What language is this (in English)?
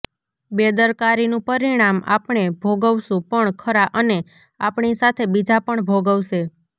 Gujarati